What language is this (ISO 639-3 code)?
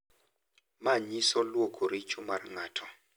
luo